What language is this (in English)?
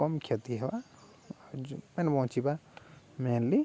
Odia